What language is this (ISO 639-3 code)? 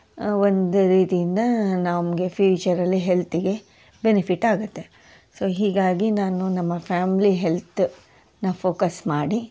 kan